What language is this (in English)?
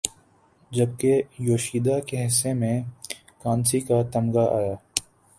Urdu